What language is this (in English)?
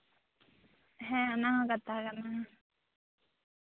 Santali